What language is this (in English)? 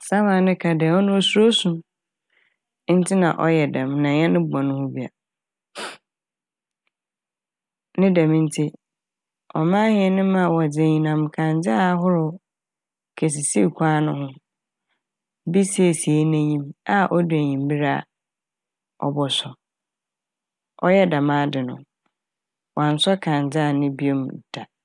Akan